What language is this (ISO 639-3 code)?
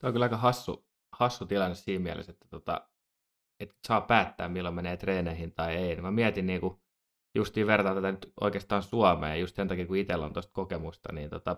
fin